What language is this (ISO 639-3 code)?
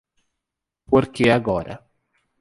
por